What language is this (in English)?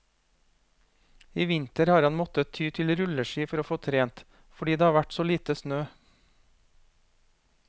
Norwegian